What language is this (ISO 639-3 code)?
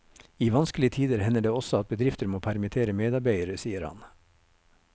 nor